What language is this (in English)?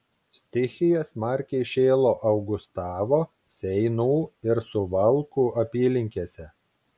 Lithuanian